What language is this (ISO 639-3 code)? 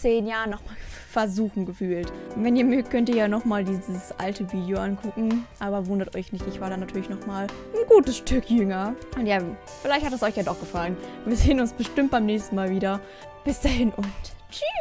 deu